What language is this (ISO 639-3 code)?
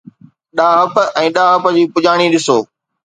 snd